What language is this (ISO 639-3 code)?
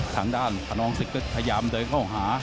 tha